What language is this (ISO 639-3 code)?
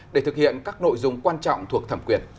vie